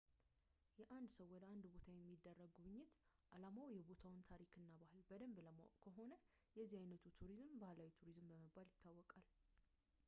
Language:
Amharic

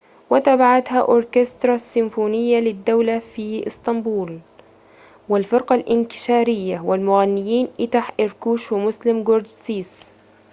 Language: Arabic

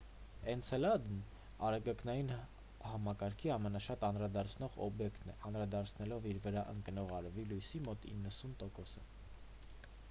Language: Armenian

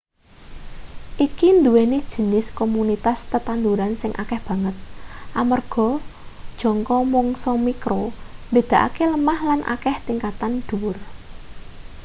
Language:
Javanese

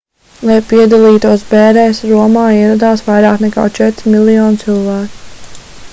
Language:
Latvian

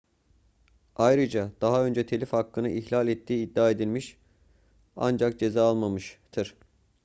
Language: Turkish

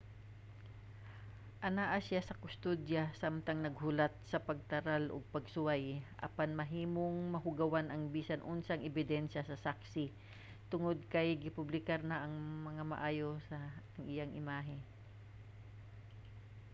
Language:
Cebuano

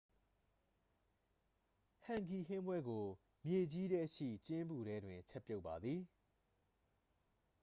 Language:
Burmese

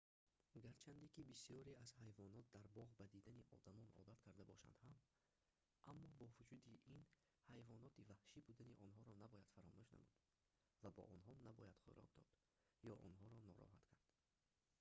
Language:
Tajik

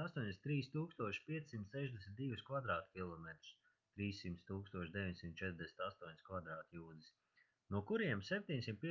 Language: Latvian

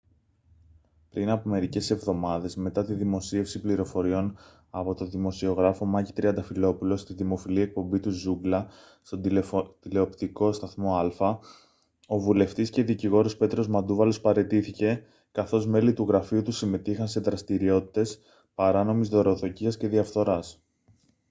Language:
Greek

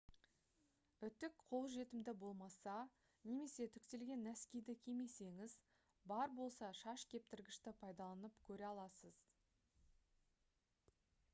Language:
Kazakh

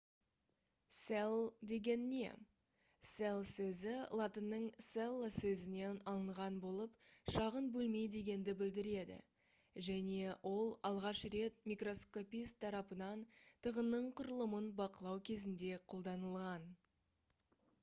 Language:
Kazakh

